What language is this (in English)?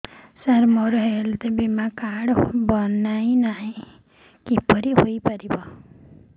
Odia